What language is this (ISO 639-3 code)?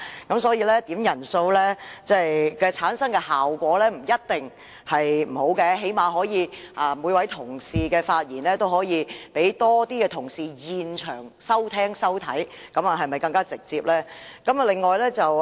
yue